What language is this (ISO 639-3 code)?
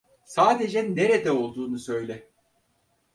tur